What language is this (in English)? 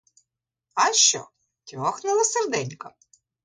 Ukrainian